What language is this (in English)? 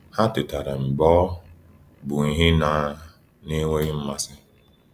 Igbo